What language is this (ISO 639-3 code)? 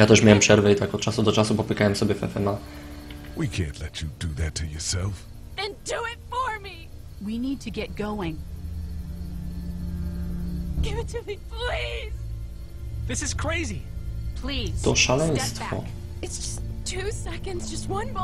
pol